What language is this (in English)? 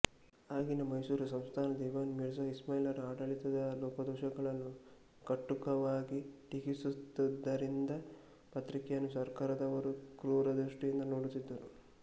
Kannada